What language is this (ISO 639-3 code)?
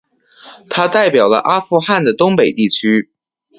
zho